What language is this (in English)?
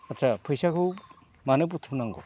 Bodo